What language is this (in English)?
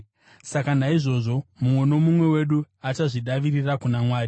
Shona